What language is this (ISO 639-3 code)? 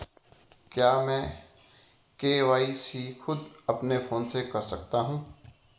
hin